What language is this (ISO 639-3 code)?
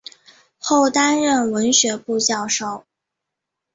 zho